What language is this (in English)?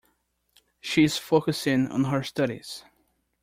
English